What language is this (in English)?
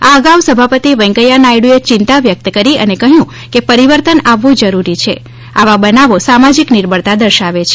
Gujarati